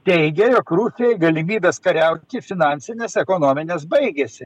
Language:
Lithuanian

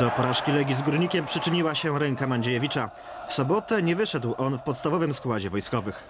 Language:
Polish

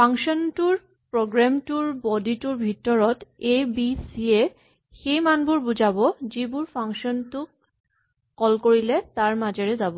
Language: Assamese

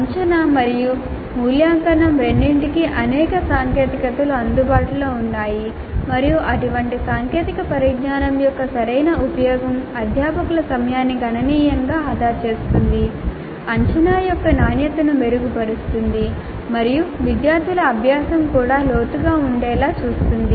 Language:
Telugu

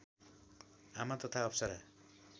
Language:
Nepali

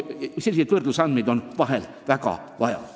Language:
Estonian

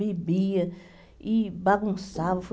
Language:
Portuguese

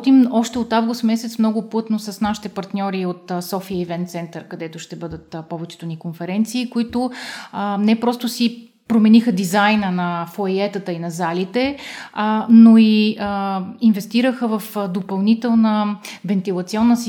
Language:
Bulgarian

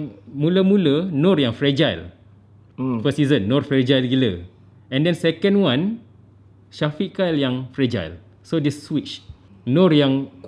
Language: Malay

